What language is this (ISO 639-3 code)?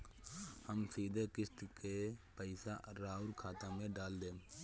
bho